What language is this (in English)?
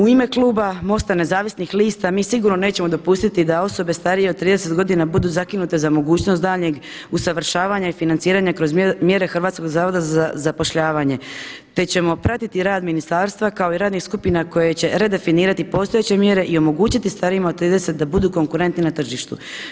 Croatian